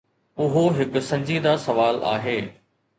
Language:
Sindhi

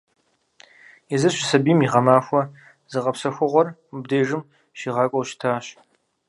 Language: Kabardian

